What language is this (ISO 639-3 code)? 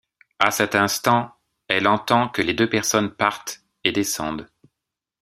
fra